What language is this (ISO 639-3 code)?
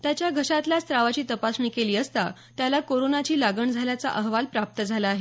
mar